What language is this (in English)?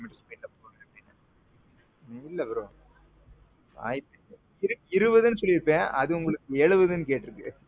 Tamil